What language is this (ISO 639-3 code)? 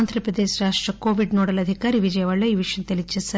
tel